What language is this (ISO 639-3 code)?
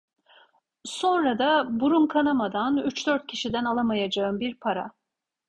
tur